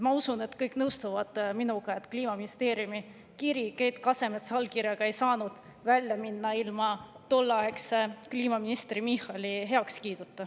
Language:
Estonian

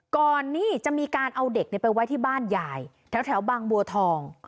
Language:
Thai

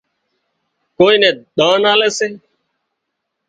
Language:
Wadiyara Koli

